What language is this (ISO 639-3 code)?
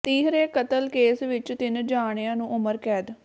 pan